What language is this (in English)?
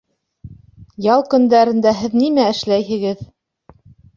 Bashkir